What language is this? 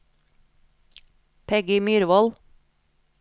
Norwegian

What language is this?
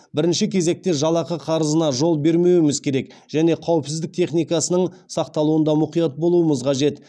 Kazakh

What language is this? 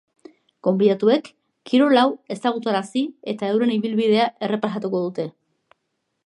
Basque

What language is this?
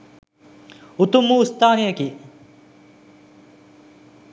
Sinhala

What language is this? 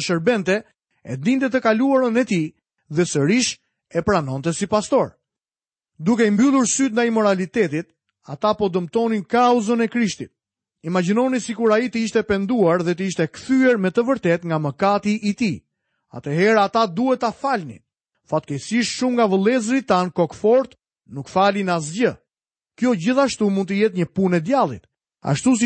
Croatian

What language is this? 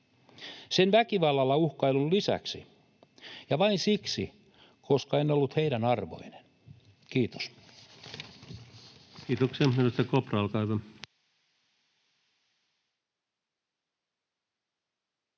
Finnish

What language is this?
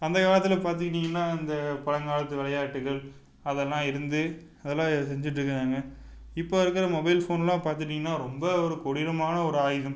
Tamil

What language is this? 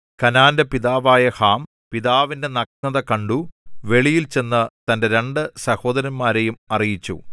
Malayalam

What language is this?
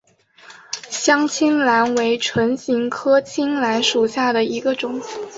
Chinese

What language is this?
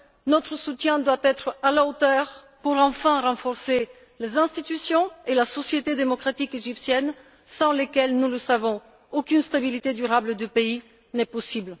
French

